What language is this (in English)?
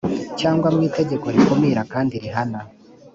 Kinyarwanda